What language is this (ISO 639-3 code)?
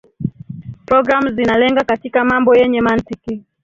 swa